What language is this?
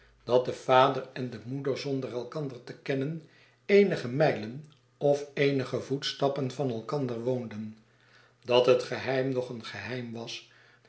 Dutch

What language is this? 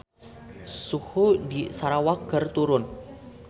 Sundanese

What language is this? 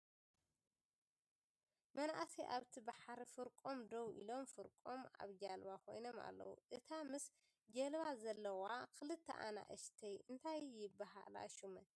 Tigrinya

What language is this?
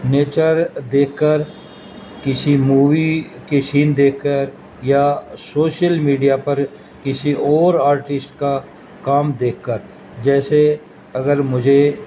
Urdu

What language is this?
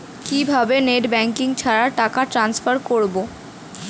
Bangla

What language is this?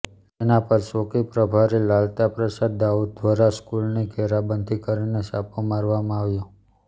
Gujarati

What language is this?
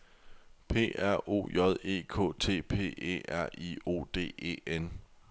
Danish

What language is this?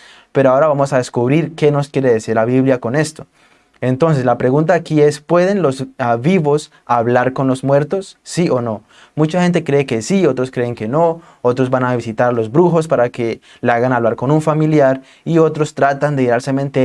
Spanish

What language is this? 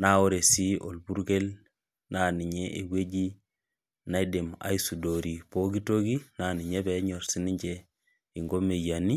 Masai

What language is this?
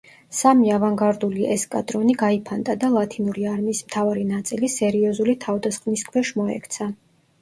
Georgian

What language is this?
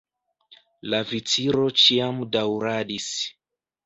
Esperanto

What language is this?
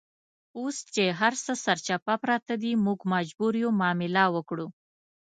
Pashto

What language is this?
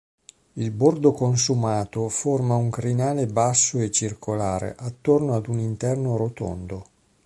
Italian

